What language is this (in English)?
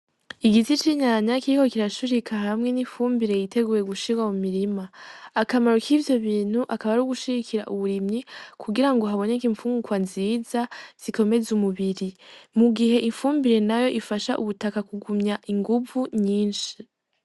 Rundi